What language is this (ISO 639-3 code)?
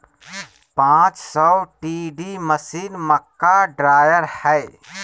mag